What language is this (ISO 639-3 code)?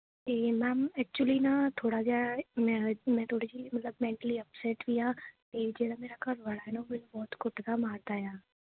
pan